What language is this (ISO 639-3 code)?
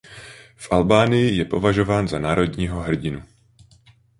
ces